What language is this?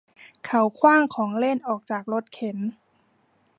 Thai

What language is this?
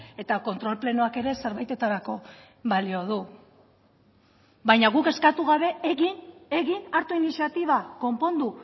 Basque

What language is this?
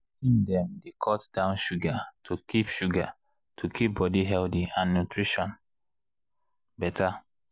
Nigerian Pidgin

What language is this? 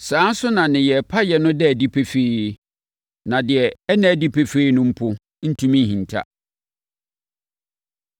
Akan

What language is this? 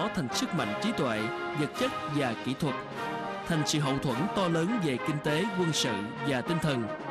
Vietnamese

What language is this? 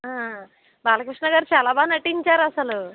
Telugu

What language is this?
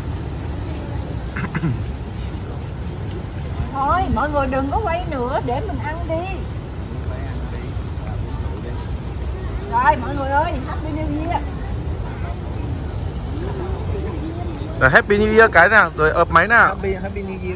Vietnamese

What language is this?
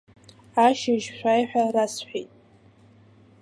Abkhazian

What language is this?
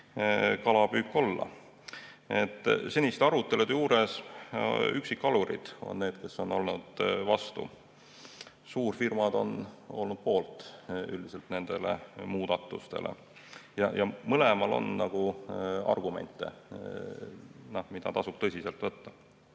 Estonian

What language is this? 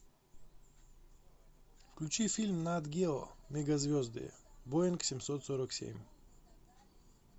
Russian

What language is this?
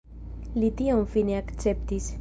Esperanto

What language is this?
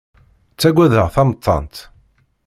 Kabyle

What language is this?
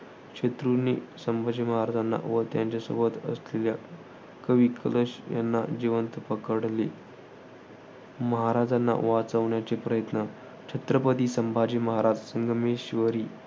Marathi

